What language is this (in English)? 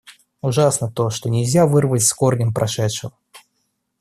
Russian